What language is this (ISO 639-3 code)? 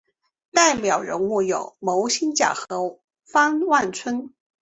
zho